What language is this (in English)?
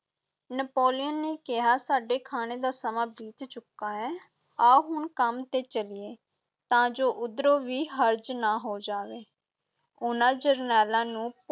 Punjabi